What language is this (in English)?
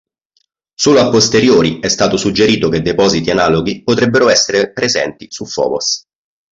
Italian